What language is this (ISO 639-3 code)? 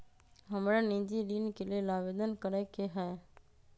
mag